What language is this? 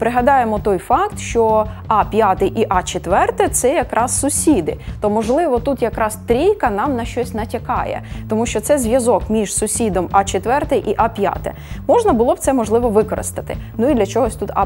Ukrainian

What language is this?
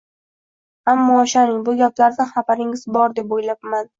Uzbek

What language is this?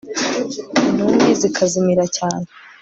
Kinyarwanda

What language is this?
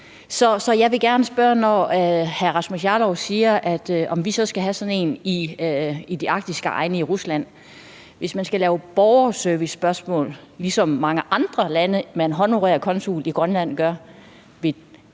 Danish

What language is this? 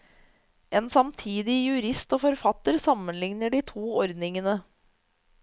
Norwegian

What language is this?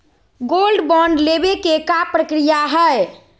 Magahi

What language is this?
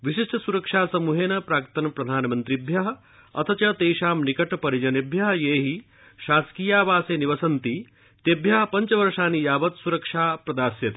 Sanskrit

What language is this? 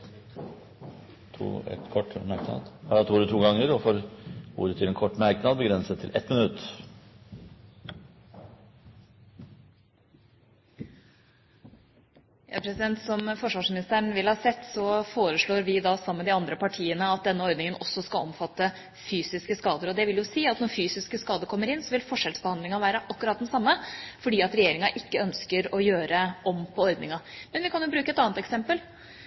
Norwegian Bokmål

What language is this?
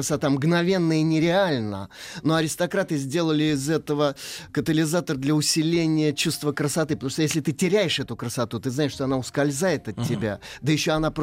Russian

